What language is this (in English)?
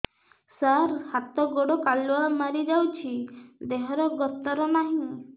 Odia